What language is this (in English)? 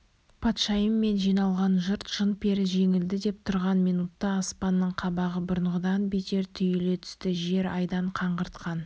Kazakh